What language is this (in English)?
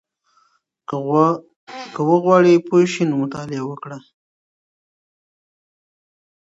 Pashto